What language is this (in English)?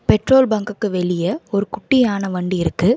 Tamil